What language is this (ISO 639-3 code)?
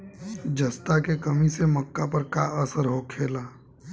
bho